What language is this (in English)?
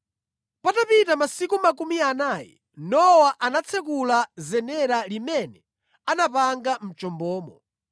Nyanja